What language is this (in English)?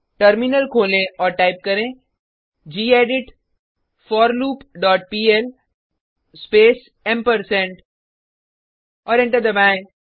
Hindi